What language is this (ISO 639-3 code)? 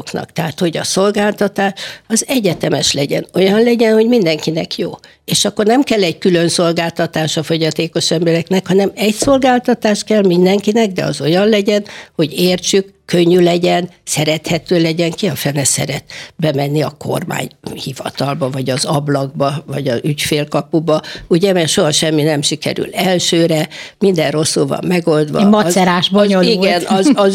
hun